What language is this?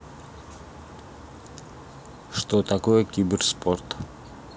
Russian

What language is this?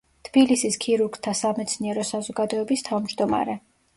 Georgian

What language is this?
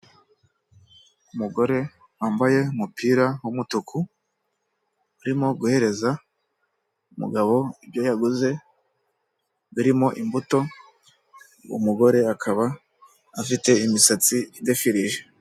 Kinyarwanda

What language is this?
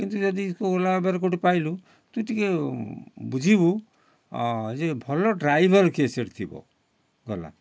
Odia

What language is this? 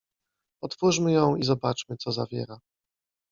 Polish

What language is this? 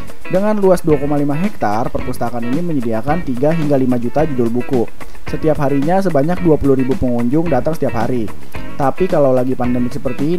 Indonesian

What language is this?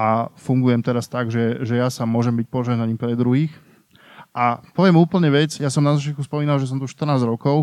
Slovak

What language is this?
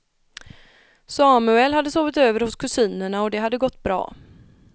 Swedish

